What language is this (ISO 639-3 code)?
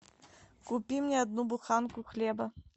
rus